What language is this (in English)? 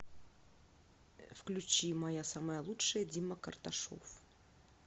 Russian